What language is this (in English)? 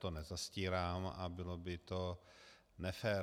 Czech